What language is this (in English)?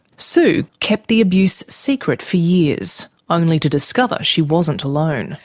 English